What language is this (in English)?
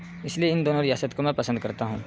Urdu